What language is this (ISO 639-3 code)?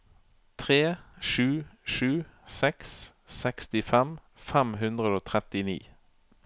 nor